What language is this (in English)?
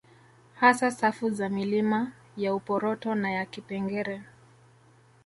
Swahili